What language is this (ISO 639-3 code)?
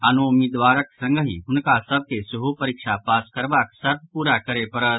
mai